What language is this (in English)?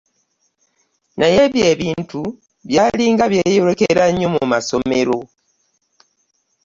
Ganda